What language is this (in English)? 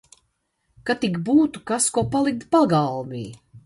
Latvian